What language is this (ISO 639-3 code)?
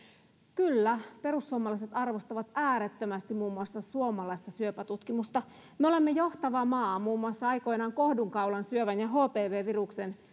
fin